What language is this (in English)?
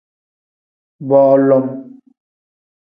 Tem